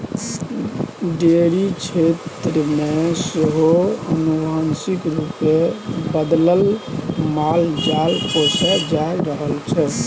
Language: Maithili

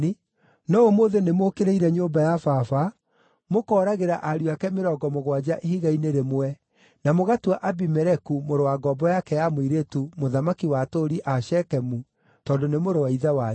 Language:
Kikuyu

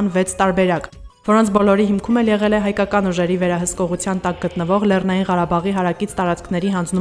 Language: Romanian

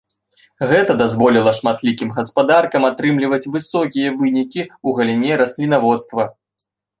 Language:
Belarusian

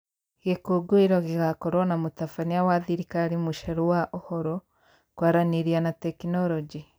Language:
Kikuyu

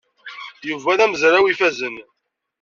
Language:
Kabyle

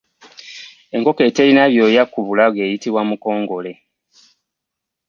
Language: Ganda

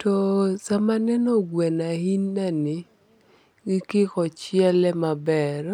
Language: Luo (Kenya and Tanzania)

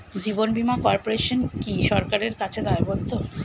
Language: Bangla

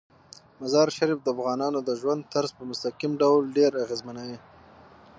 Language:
Pashto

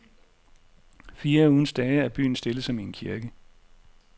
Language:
Danish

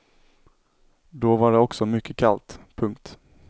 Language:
Swedish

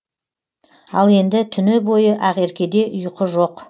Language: Kazakh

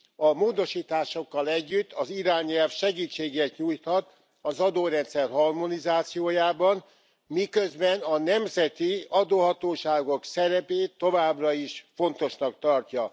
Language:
Hungarian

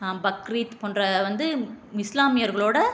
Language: Tamil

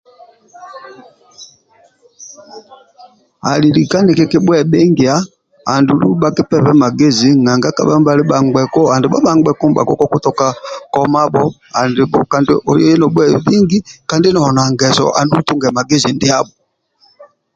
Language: Amba (Uganda)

